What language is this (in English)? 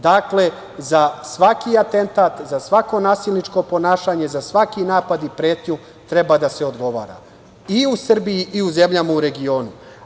Serbian